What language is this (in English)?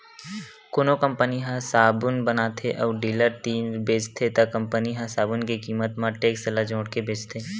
Chhattisgarhi